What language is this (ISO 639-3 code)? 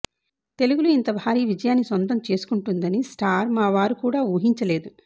tel